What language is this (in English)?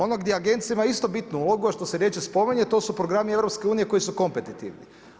Croatian